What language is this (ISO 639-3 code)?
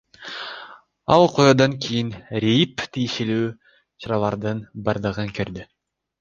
kir